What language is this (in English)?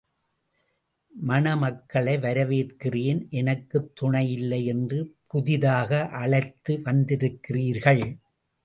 Tamil